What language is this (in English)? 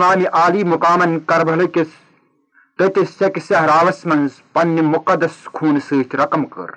Urdu